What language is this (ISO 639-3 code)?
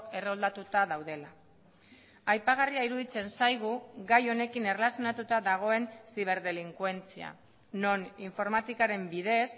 eus